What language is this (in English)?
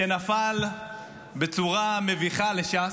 Hebrew